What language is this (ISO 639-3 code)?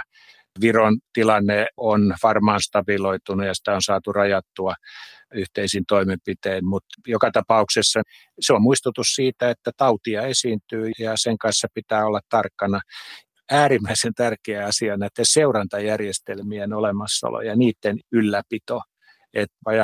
fin